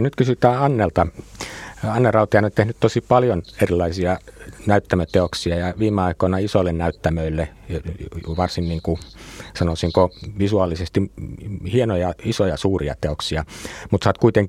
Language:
Finnish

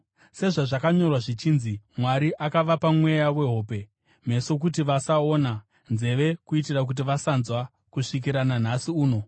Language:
Shona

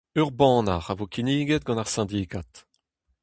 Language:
Breton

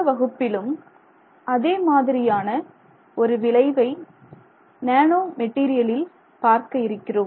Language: Tamil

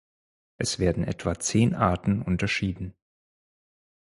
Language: German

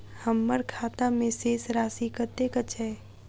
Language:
Maithili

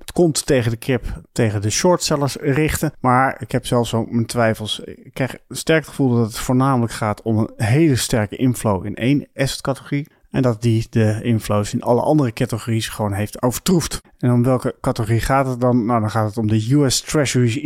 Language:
Dutch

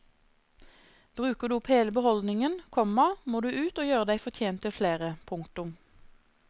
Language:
Norwegian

